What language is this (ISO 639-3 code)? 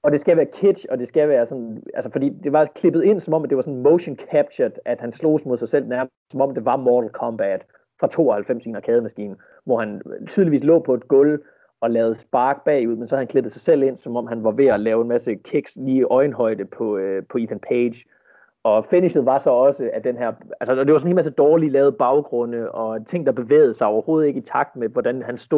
dan